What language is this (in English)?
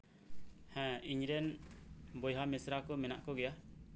Santali